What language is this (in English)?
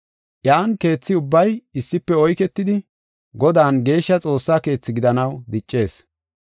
Gofa